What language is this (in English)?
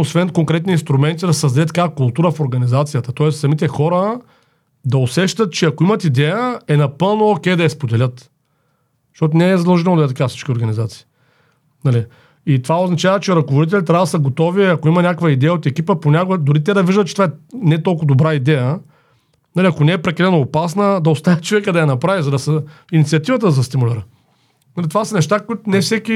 Bulgarian